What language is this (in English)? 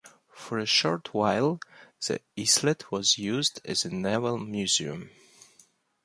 English